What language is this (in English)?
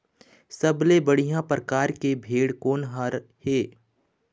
Chhattisgarhi